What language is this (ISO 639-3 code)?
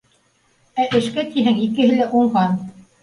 bak